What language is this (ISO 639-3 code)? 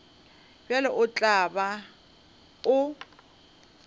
nso